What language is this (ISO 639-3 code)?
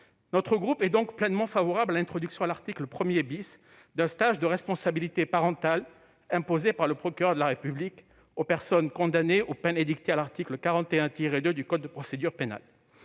fra